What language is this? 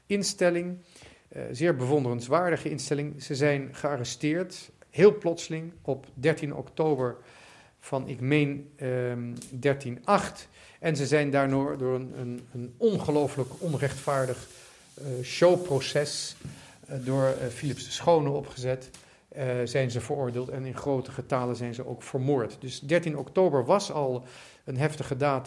Dutch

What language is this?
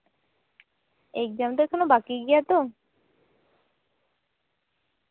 Santali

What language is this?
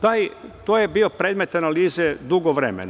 Serbian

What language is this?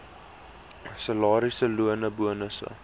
Afrikaans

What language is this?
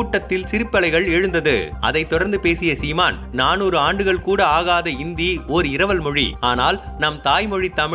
Tamil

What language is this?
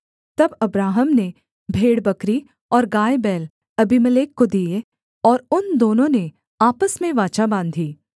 Hindi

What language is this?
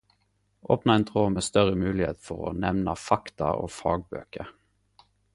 Norwegian Nynorsk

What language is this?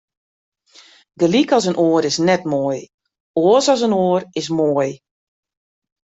Western Frisian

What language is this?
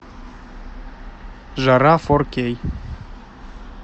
Russian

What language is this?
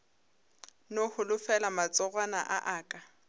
Northern Sotho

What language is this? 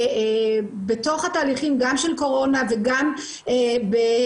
Hebrew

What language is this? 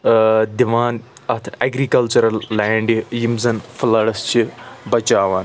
Kashmiri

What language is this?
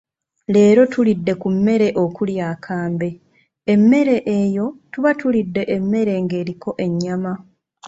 Ganda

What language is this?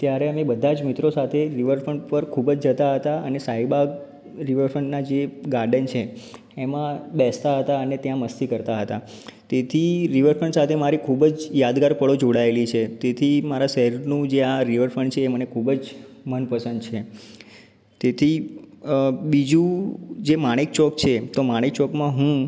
Gujarati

